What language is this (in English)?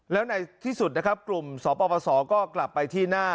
Thai